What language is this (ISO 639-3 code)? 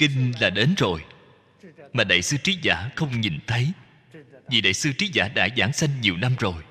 vie